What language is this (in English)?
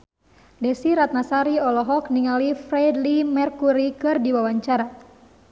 Sundanese